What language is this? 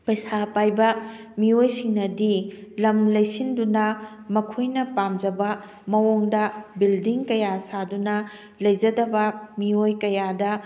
Manipuri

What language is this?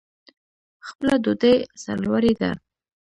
Pashto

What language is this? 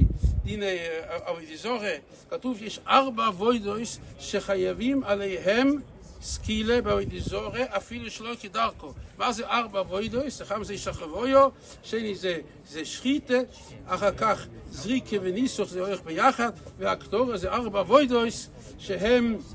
Hebrew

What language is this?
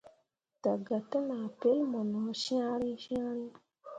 Mundang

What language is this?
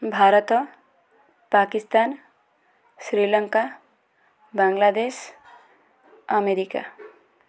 Odia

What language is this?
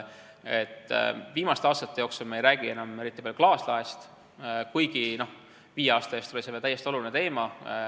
Estonian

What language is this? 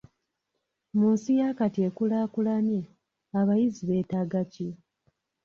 Ganda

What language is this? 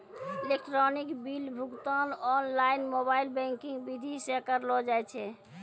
Maithili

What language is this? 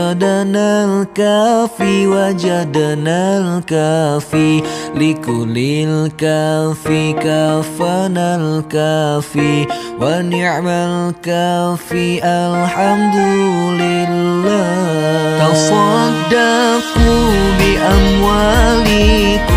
Indonesian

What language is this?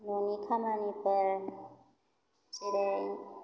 Bodo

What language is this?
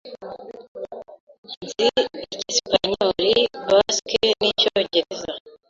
Kinyarwanda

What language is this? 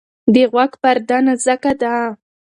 Pashto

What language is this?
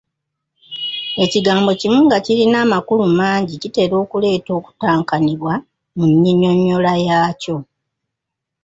Ganda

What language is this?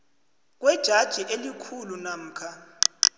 South Ndebele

